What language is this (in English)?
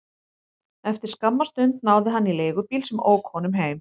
Icelandic